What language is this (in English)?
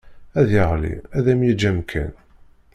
Kabyle